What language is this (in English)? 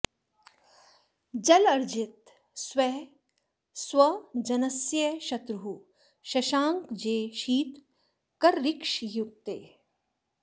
Sanskrit